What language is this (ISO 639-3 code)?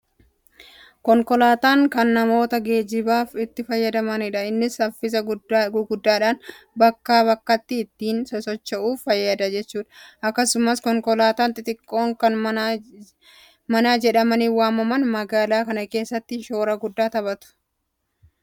orm